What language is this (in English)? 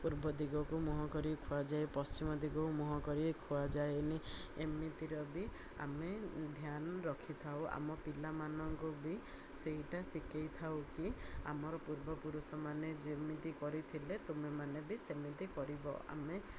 Odia